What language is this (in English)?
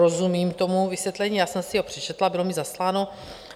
Czech